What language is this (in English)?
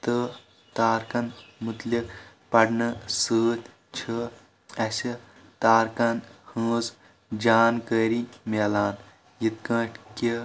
Kashmiri